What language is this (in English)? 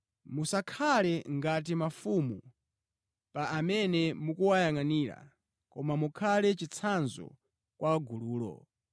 Nyanja